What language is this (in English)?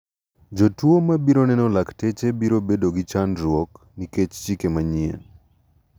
Luo (Kenya and Tanzania)